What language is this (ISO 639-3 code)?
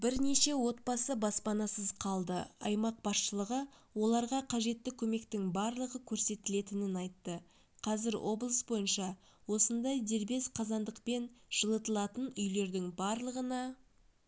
kaz